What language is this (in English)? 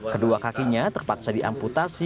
Indonesian